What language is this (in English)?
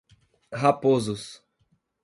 Portuguese